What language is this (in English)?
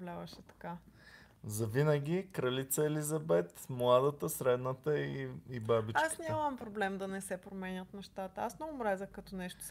Bulgarian